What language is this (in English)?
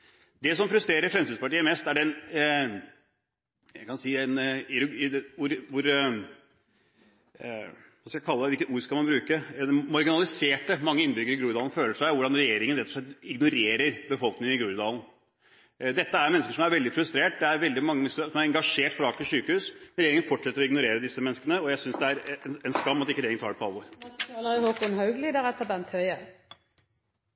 Norwegian Bokmål